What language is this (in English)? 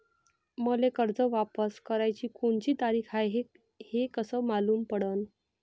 Marathi